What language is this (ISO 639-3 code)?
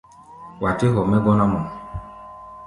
gba